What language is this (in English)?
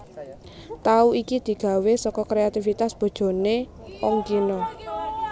Javanese